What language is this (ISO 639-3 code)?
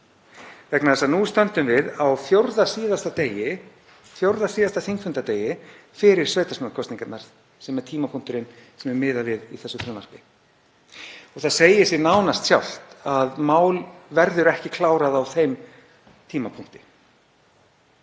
isl